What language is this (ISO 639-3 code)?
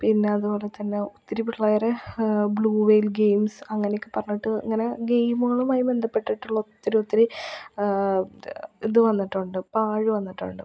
mal